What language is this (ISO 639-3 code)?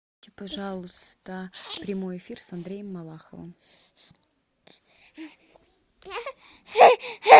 rus